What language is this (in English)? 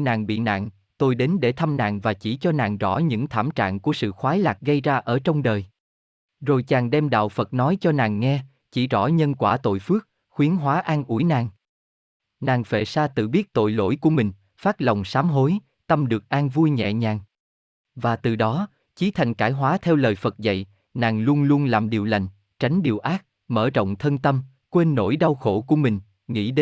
Vietnamese